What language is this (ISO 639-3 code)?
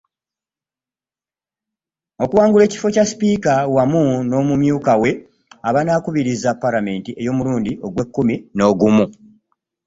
lug